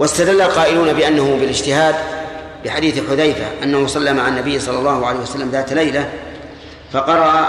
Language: Arabic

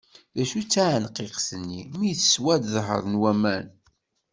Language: Kabyle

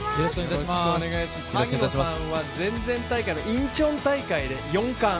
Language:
Japanese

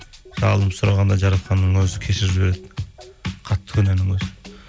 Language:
Kazakh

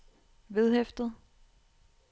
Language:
Danish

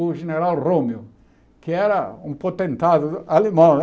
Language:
Portuguese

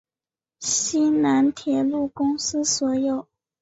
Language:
Chinese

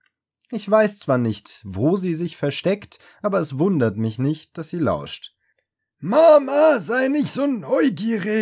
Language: German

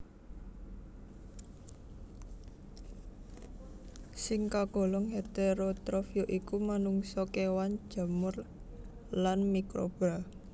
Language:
Javanese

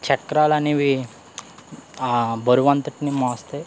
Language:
Telugu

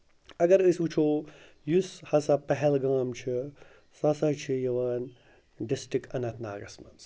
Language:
Kashmiri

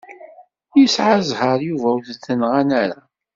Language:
Kabyle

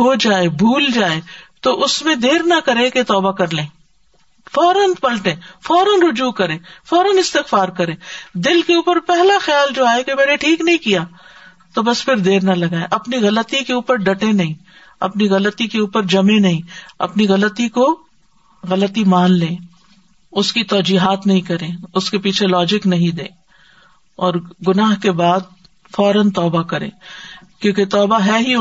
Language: Urdu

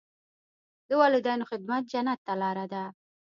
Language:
Pashto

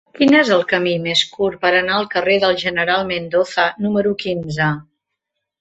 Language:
Catalan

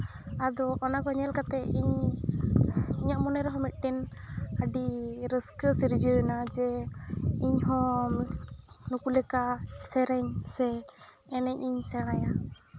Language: Santali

